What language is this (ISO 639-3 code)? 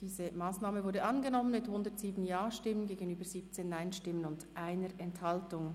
gsw